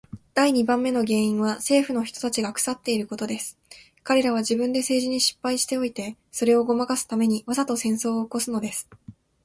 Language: Japanese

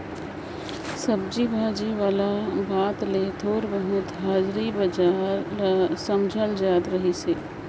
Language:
Chhattisgarhi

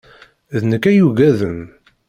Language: Kabyle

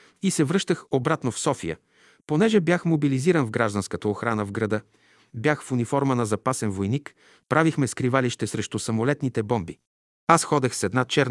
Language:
Bulgarian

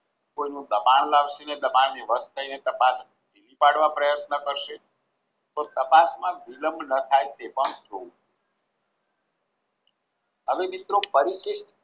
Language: Gujarati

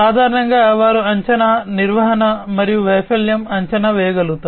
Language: Telugu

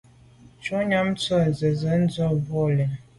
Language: Medumba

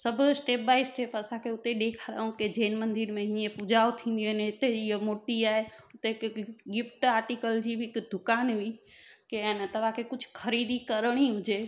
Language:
Sindhi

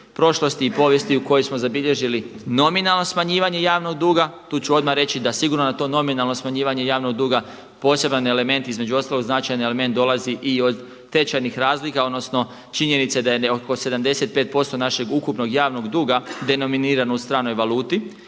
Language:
Croatian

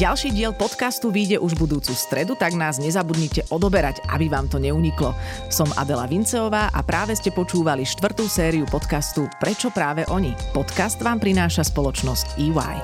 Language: Slovak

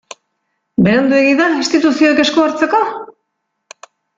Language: Basque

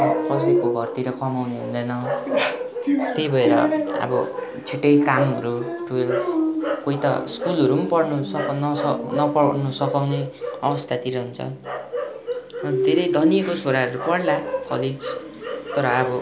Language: Nepali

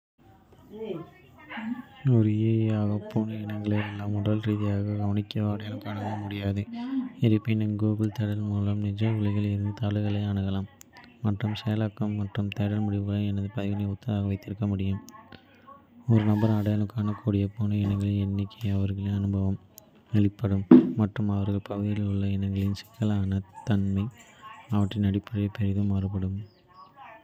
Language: Kota (India)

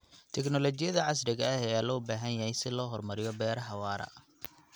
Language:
Somali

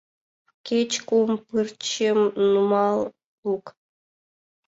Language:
Mari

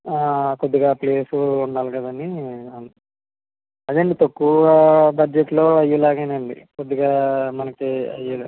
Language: Telugu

